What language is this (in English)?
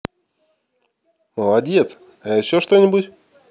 Russian